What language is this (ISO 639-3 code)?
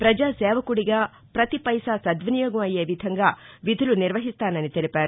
tel